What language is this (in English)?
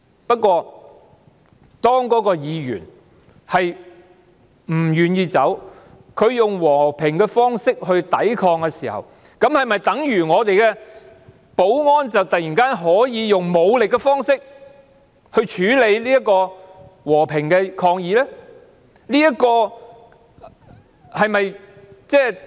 Cantonese